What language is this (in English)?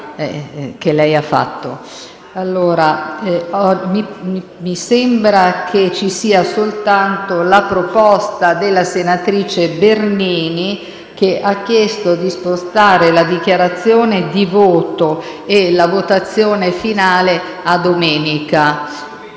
Italian